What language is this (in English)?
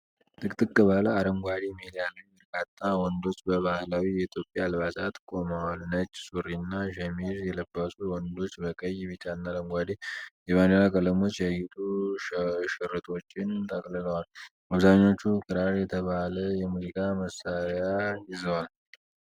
Amharic